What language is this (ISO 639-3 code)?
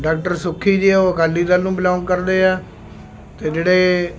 pan